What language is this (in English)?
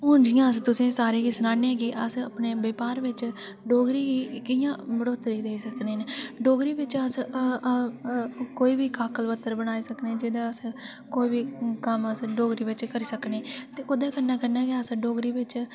Dogri